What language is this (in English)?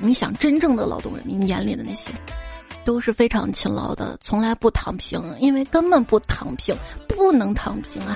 Chinese